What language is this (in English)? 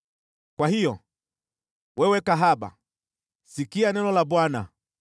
Swahili